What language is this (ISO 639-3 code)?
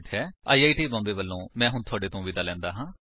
pan